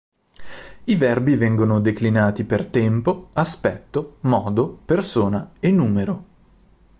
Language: Italian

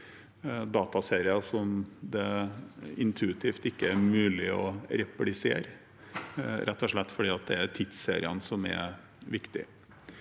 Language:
Norwegian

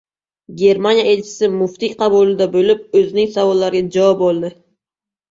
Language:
Uzbek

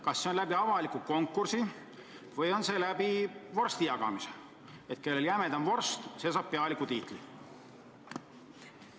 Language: Estonian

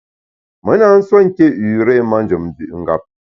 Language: Bamun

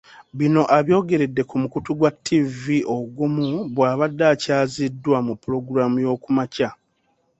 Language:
Ganda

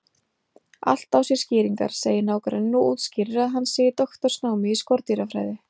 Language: Icelandic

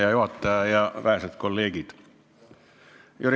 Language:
Estonian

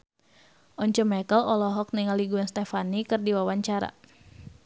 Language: Sundanese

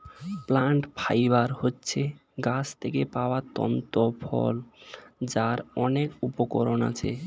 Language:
Bangla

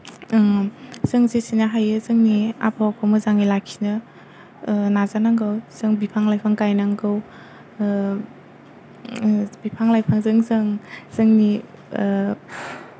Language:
Bodo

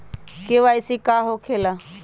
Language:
Magahi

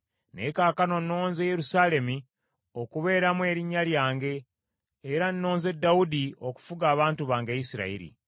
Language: Ganda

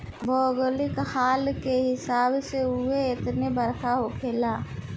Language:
Bhojpuri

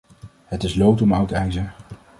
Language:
Dutch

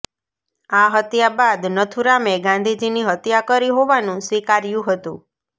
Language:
Gujarati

